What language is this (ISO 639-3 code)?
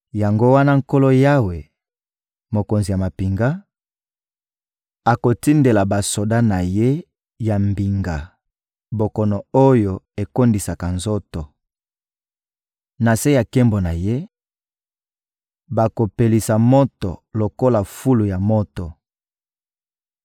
lin